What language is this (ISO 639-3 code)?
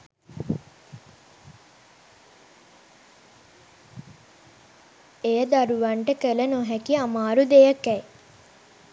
sin